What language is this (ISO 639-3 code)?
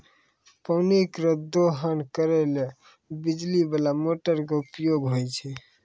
mai